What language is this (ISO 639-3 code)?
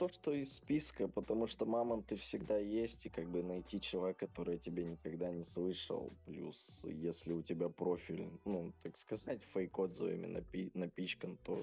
rus